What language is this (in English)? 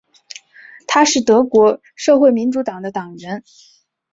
Chinese